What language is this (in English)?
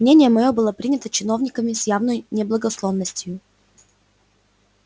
Russian